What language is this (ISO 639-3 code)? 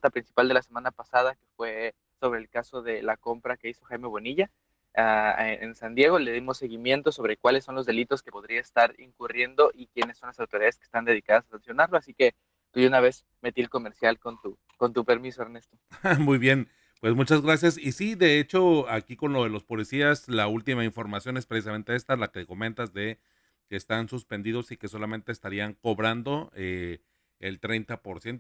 spa